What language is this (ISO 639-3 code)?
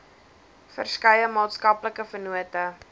afr